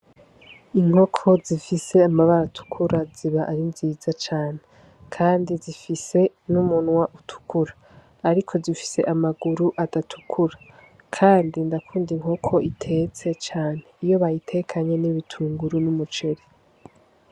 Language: Rundi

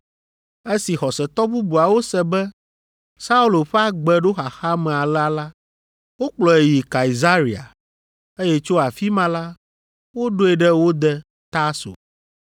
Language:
Ewe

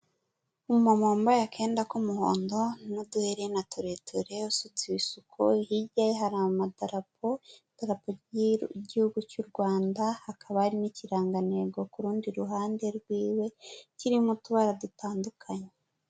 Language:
Kinyarwanda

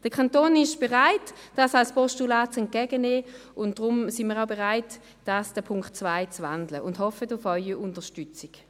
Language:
Swiss German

